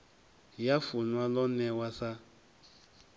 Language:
Venda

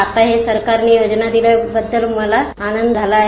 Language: Marathi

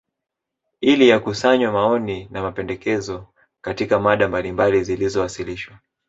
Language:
Swahili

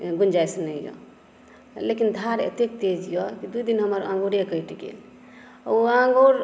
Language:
Maithili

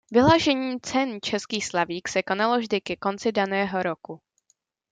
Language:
Czech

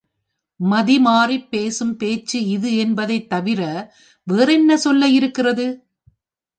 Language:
Tamil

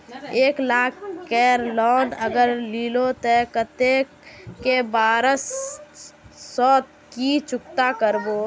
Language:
Magahi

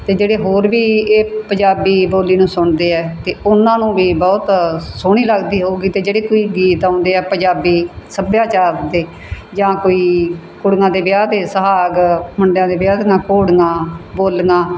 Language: Punjabi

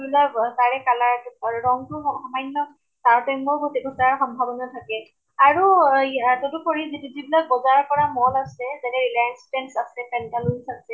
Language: Assamese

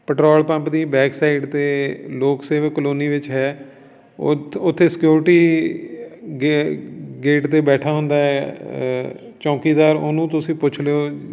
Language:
Punjabi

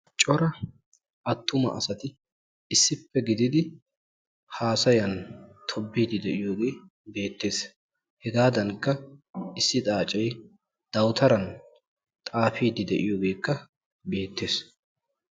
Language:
Wolaytta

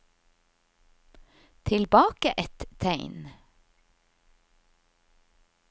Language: Norwegian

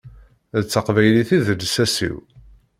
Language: Kabyle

